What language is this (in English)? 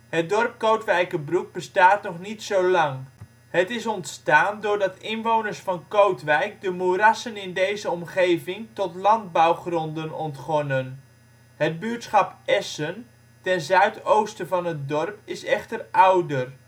Dutch